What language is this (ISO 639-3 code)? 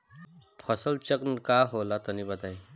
bho